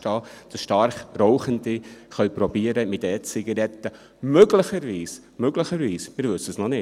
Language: Swiss German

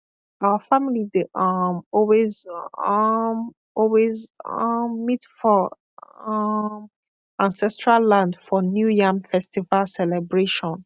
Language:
Nigerian Pidgin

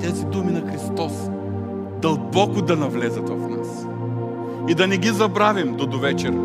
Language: Bulgarian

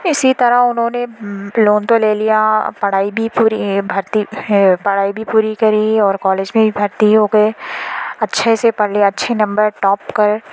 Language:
Urdu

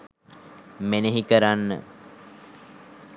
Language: Sinhala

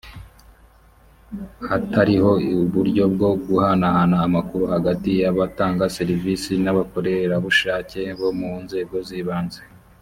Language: Kinyarwanda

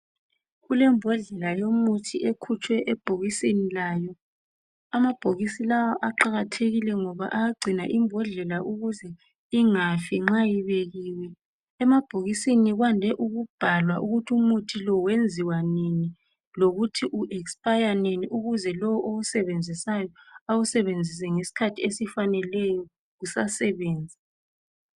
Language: North Ndebele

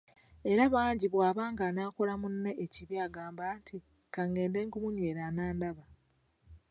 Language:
Ganda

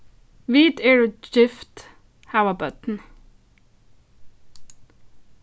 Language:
Faroese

